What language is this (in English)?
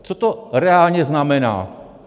Czech